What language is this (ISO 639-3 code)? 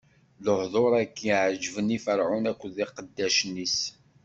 kab